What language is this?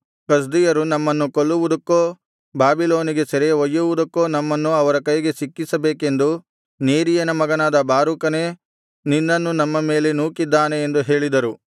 Kannada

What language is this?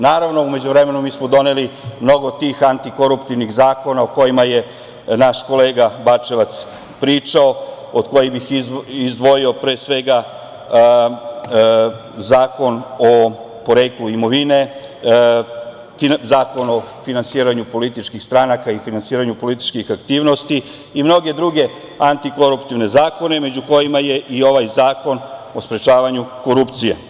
Serbian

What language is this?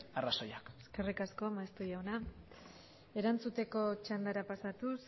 Basque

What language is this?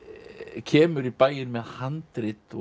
Icelandic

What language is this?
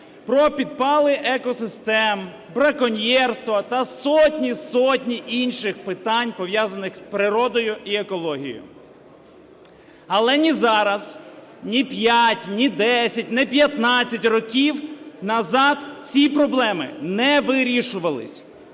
Ukrainian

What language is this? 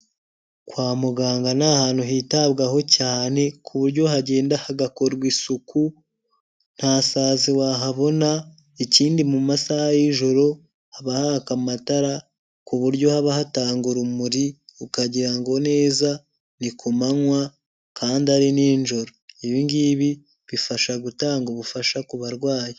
Kinyarwanda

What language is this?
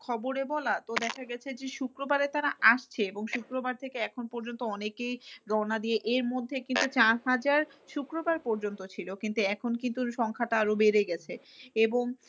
Bangla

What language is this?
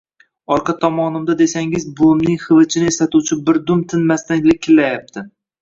Uzbek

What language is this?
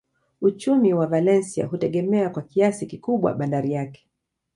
Swahili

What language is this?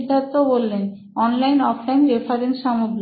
Bangla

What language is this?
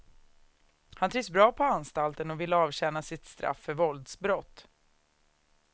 Swedish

